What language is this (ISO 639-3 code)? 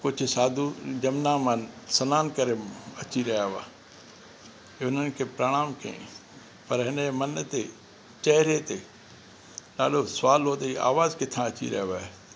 snd